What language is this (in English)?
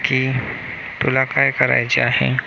Marathi